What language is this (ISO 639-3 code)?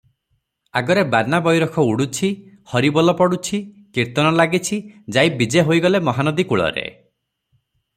ori